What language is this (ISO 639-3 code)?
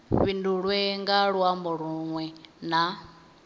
ven